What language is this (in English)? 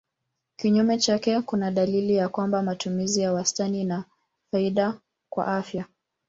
Swahili